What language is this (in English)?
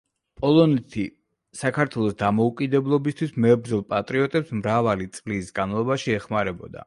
Georgian